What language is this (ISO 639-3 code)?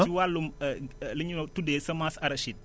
wol